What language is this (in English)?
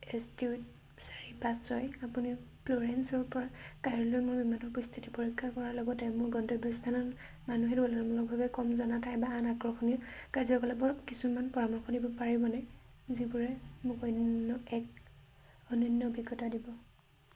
Assamese